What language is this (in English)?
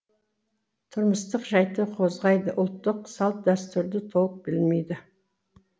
Kazakh